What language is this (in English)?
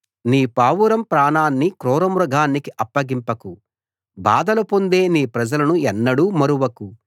Telugu